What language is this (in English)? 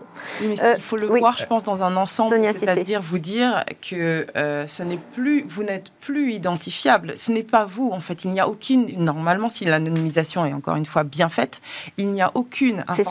French